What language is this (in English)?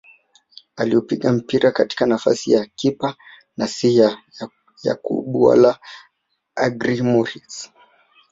Swahili